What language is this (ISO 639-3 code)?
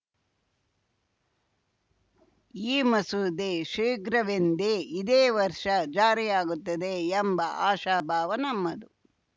kan